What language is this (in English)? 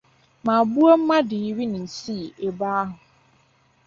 Igbo